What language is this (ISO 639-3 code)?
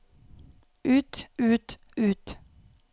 nor